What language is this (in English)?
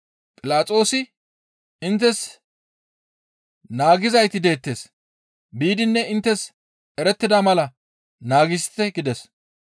Gamo